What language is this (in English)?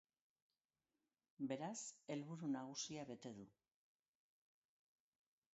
Basque